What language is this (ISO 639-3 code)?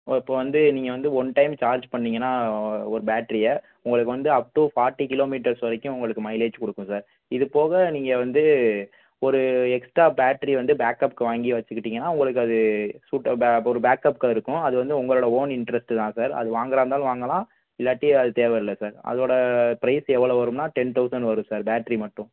tam